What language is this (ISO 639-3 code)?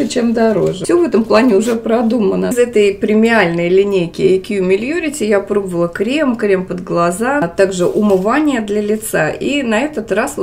rus